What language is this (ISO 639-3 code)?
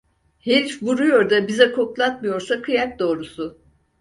tur